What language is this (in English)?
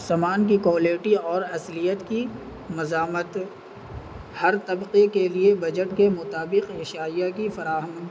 Urdu